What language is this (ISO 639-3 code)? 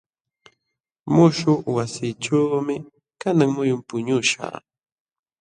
qxw